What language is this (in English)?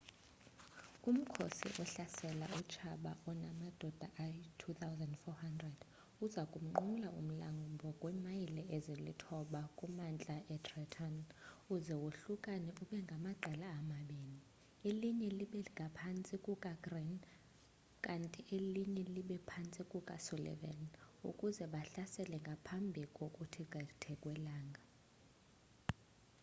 Xhosa